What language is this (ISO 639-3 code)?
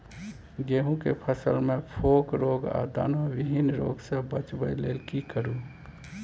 mai